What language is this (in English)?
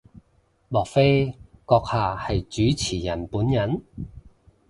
Cantonese